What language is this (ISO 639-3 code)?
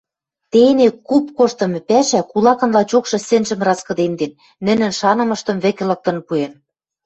mrj